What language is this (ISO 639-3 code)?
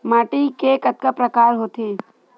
hne